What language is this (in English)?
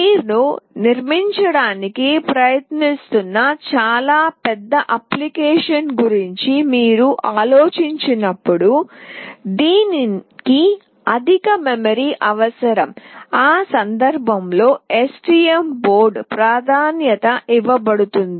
Telugu